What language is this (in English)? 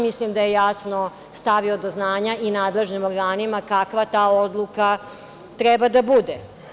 Serbian